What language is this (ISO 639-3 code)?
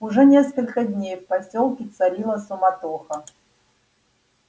rus